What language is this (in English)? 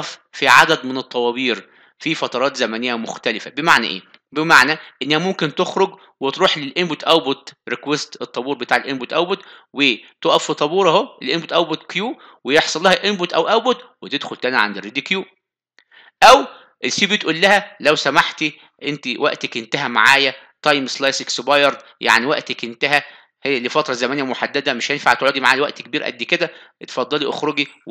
Arabic